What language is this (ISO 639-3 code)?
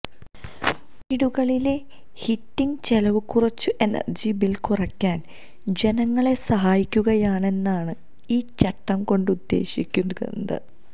mal